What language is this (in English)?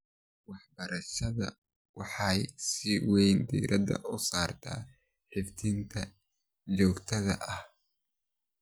Somali